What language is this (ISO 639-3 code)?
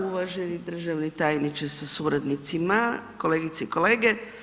hrv